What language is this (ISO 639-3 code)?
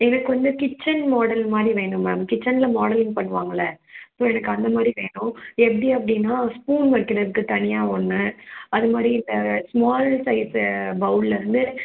tam